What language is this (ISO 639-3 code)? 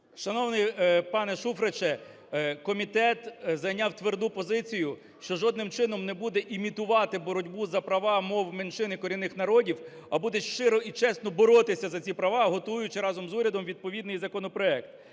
ukr